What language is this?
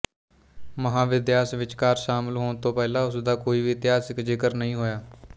Punjabi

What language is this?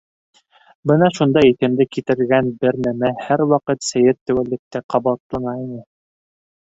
Bashkir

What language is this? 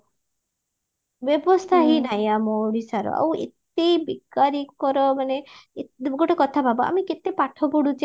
Odia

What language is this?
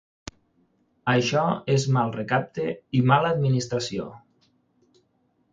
Catalan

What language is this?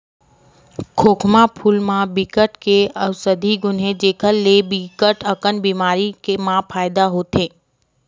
Chhattisgarhi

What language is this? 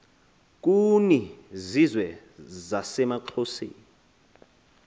Xhosa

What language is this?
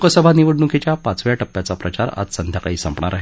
Marathi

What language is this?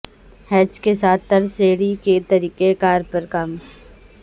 Urdu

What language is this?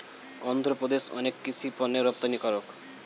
Bangla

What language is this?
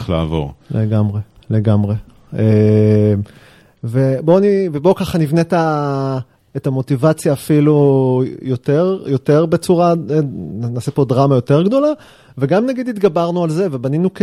Hebrew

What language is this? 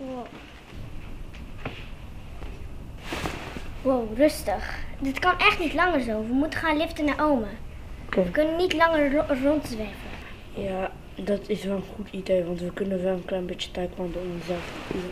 Dutch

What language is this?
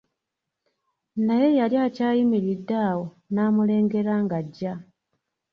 Ganda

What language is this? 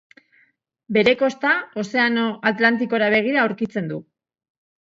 Basque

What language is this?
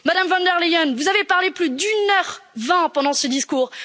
French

